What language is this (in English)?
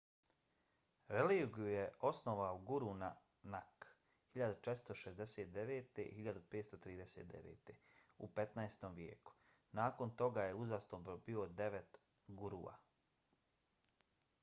Bosnian